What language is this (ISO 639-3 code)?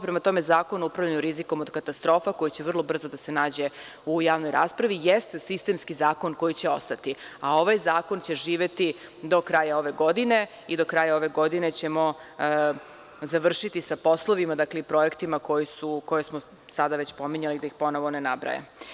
srp